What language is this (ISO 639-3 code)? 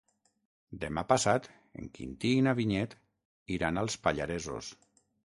cat